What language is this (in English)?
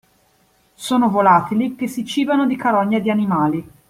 Italian